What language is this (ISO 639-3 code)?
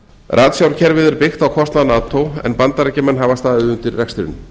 isl